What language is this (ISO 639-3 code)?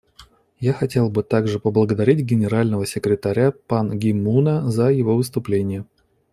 rus